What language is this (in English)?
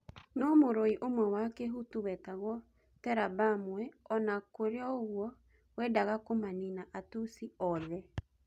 Kikuyu